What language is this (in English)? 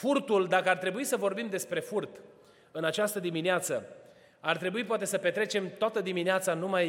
Romanian